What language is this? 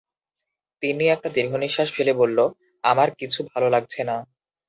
Bangla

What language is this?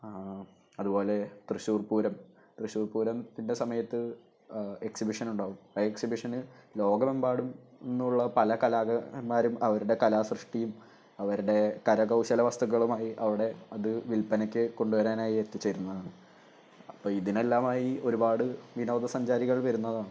Malayalam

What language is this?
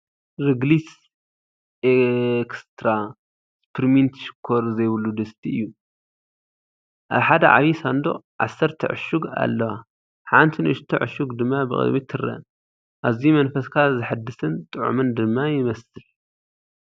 Tigrinya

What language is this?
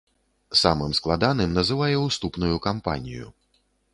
Belarusian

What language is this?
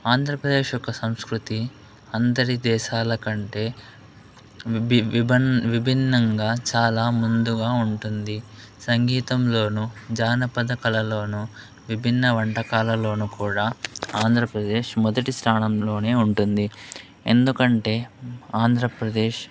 Telugu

